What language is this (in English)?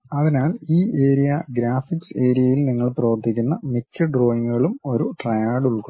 Malayalam